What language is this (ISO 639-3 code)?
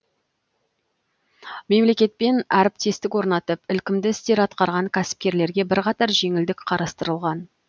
kaz